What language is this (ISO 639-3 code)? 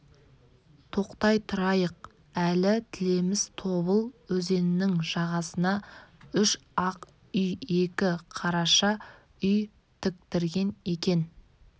kaz